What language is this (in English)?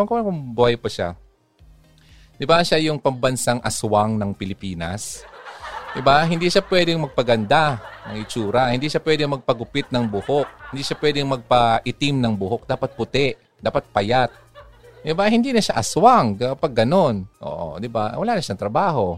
Filipino